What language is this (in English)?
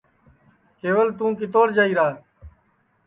Sansi